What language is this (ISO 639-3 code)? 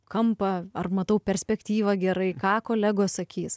lit